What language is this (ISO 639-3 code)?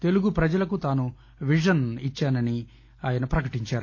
tel